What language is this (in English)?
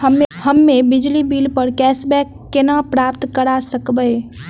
Maithili